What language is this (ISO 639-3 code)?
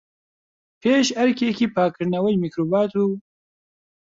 ckb